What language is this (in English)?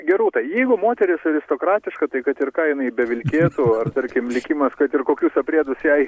Lithuanian